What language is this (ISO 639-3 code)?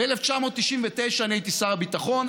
heb